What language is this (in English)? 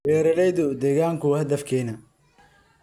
Somali